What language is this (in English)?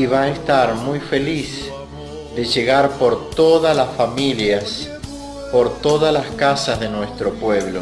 Spanish